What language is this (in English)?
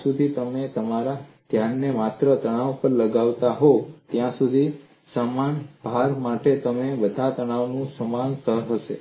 Gujarati